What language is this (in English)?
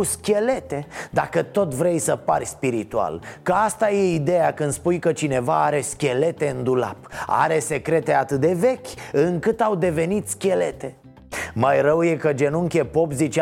Romanian